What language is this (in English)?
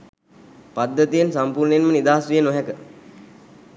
Sinhala